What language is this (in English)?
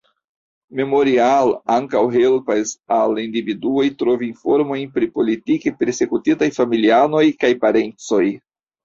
Esperanto